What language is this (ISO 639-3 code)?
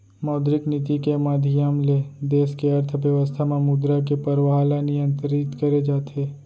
hne